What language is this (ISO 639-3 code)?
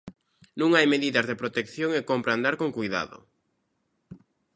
glg